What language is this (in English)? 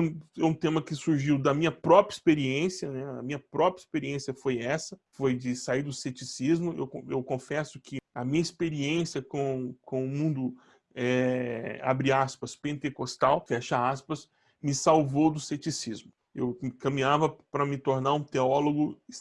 Portuguese